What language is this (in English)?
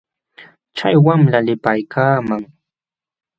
Jauja Wanca Quechua